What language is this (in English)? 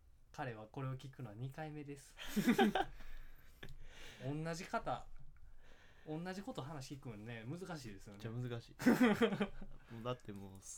Japanese